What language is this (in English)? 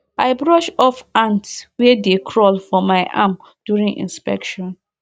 Nigerian Pidgin